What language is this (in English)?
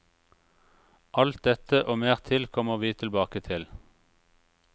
Norwegian